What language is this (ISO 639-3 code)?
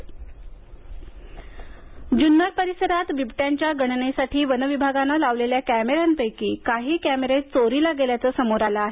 mar